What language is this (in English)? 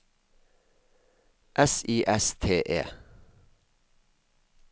Norwegian